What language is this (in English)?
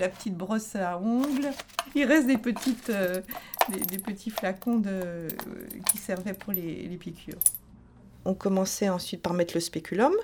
French